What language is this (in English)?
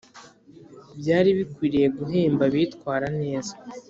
Kinyarwanda